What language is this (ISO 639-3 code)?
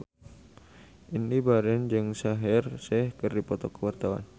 sun